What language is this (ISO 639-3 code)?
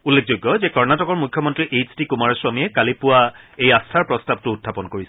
asm